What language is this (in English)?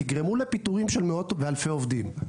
Hebrew